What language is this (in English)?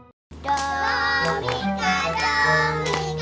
Indonesian